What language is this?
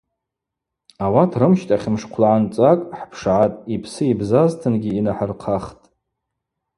Abaza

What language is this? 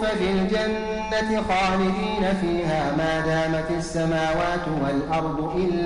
Arabic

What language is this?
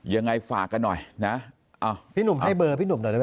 Thai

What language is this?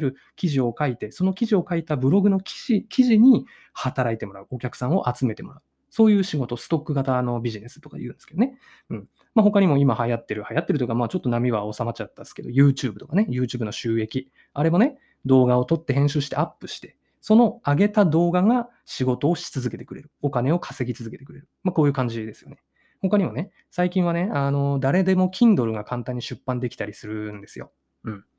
Japanese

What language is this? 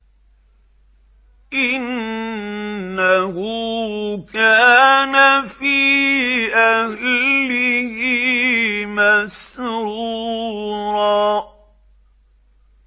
Arabic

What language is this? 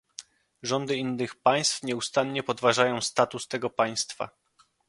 Polish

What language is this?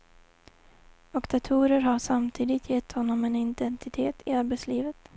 Swedish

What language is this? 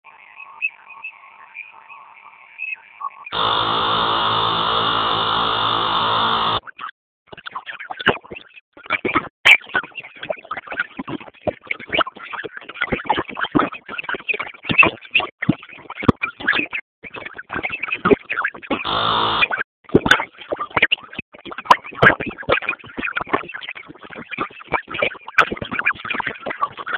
Swahili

